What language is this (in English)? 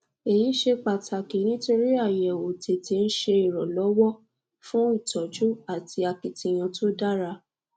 Yoruba